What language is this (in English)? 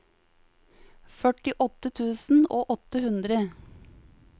Norwegian